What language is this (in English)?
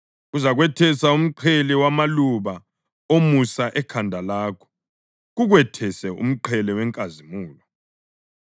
North Ndebele